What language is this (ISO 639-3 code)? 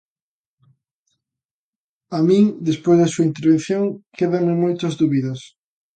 glg